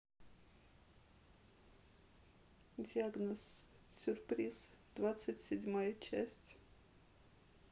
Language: Russian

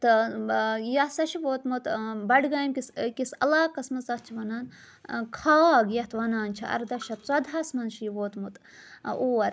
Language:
Kashmiri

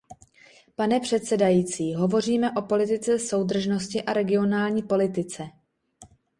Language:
Czech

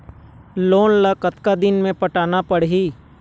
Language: Chhattisgarhi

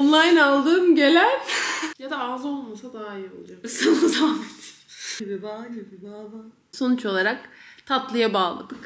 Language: Turkish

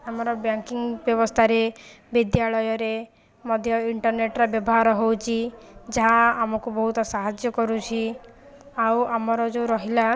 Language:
Odia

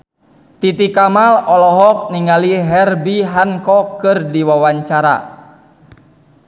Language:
Sundanese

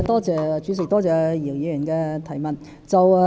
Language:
Cantonese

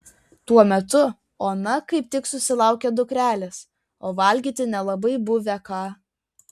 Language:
Lithuanian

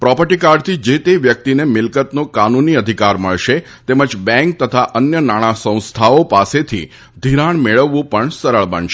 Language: Gujarati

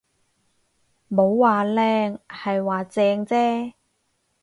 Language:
Cantonese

